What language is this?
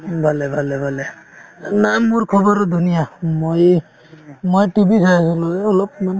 Assamese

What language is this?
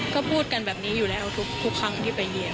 Thai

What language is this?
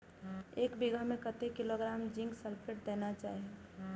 Maithili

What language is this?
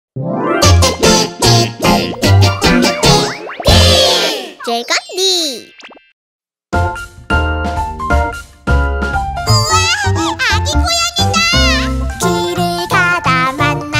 Vietnamese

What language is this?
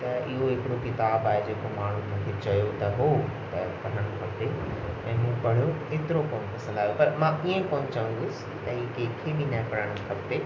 Sindhi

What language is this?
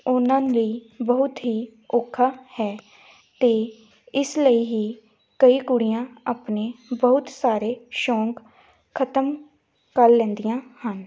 Punjabi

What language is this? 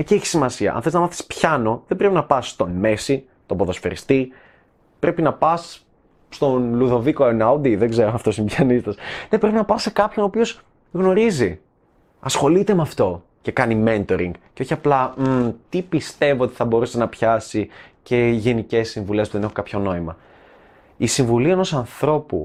Greek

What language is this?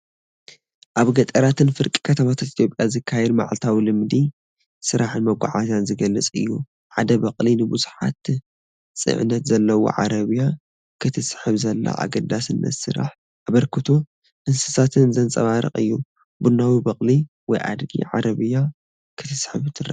Tigrinya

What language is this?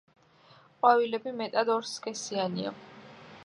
Georgian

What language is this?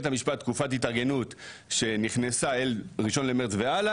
Hebrew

